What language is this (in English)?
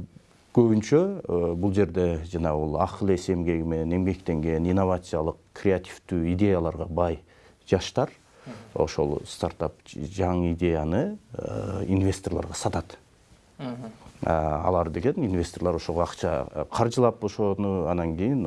Turkish